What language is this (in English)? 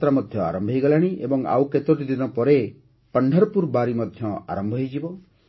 Odia